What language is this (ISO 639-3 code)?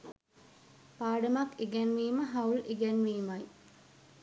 sin